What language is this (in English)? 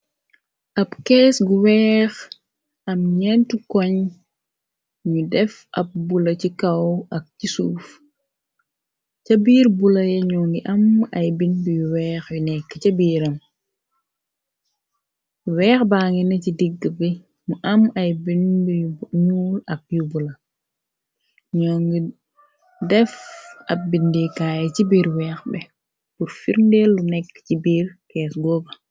Wolof